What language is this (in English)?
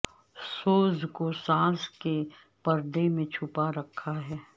Urdu